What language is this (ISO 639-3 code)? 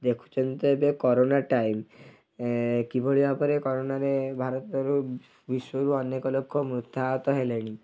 ori